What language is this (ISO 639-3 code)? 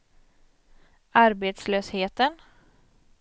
swe